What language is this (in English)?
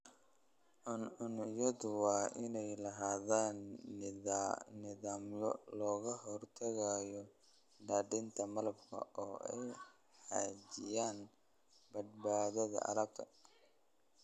Somali